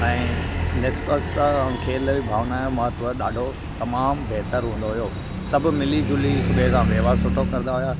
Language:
Sindhi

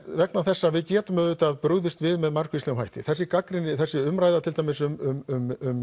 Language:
Icelandic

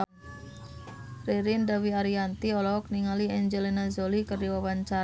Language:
Sundanese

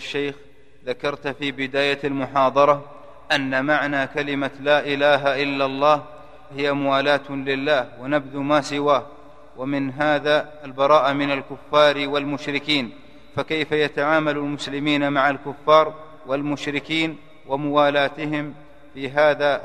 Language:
Arabic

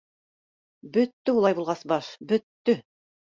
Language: Bashkir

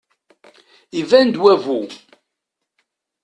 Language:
Kabyle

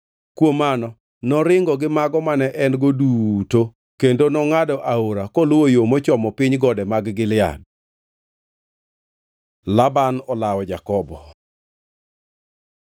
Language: Luo (Kenya and Tanzania)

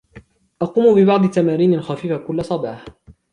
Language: Arabic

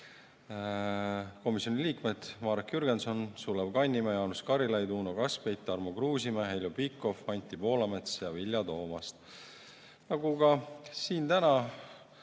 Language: Estonian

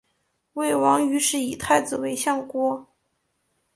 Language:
Chinese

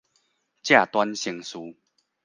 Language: Min Nan Chinese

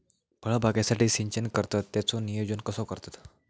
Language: Marathi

